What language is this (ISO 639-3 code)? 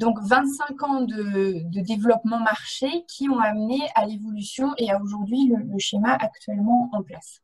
fra